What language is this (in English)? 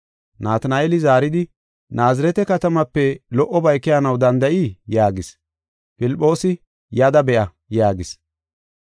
Gofa